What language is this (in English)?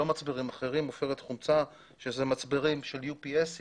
Hebrew